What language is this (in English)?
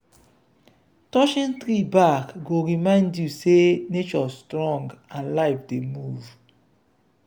Nigerian Pidgin